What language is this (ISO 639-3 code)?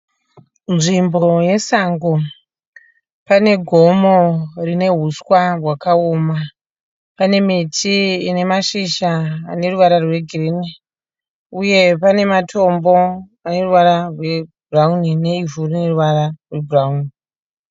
sna